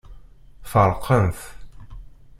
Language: Kabyle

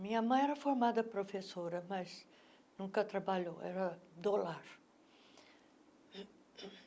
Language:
Portuguese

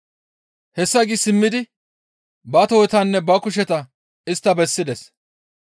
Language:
Gamo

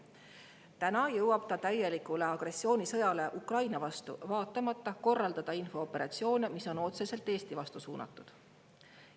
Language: Estonian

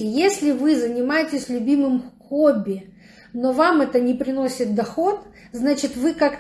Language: Russian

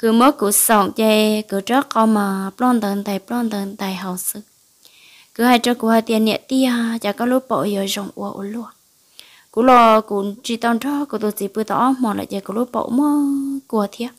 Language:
Vietnamese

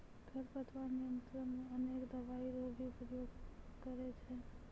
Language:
Maithili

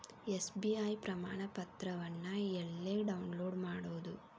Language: Kannada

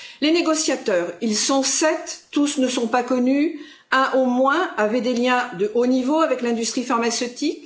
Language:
French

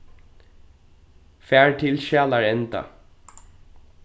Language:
Faroese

